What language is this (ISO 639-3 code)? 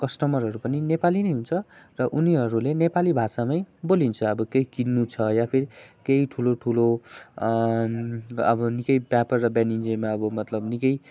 nep